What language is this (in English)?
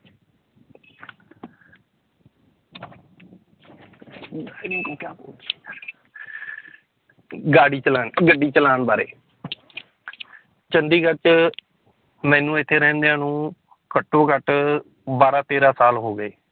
Punjabi